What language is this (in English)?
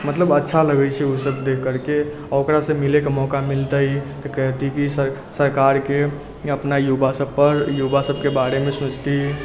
Maithili